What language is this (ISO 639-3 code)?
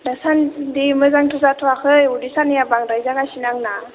brx